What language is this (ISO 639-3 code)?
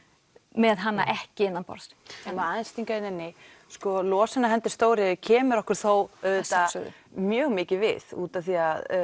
isl